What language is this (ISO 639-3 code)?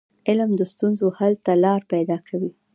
pus